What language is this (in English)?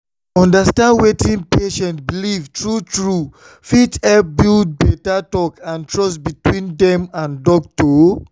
Nigerian Pidgin